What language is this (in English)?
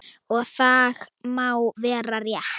Icelandic